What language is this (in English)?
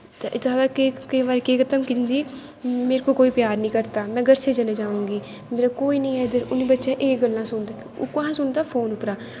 Dogri